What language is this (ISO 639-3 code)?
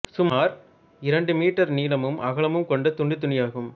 tam